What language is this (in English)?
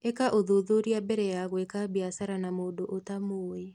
Kikuyu